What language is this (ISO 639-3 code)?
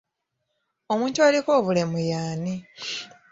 lug